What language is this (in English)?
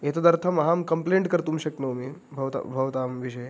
Sanskrit